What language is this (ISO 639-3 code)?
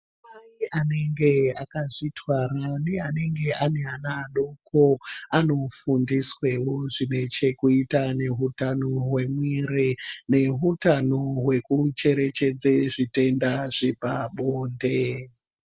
ndc